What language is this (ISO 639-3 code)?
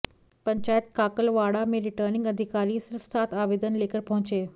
hin